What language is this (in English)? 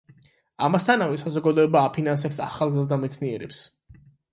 Georgian